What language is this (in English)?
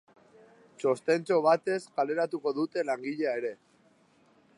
Basque